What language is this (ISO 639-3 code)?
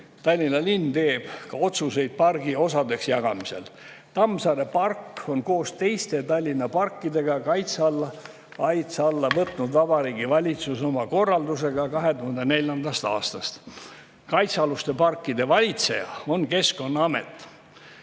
est